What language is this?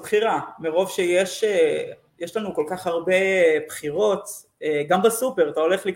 Hebrew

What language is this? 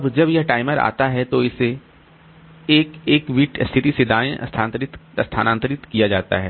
Hindi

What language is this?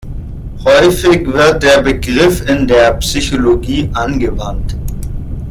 German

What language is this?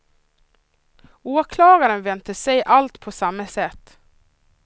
Swedish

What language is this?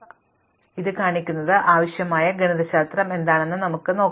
Malayalam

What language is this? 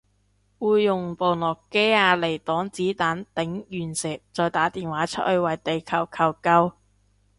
Cantonese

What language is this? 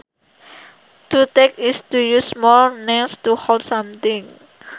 Sundanese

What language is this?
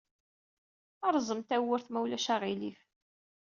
Kabyle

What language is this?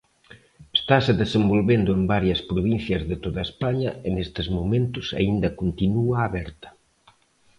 Galician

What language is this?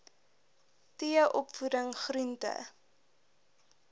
Afrikaans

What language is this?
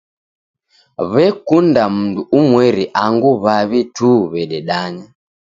Taita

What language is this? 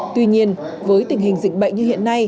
Vietnamese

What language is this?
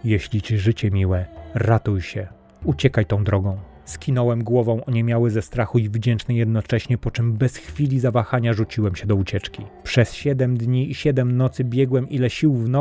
Polish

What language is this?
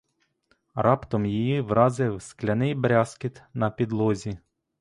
Ukrainian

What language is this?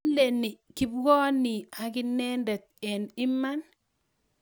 Kalenjin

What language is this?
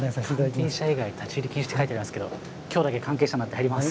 Japanese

